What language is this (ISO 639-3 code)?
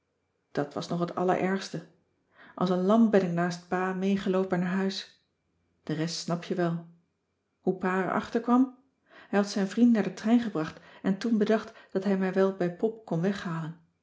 nld